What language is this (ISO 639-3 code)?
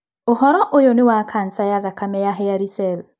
kik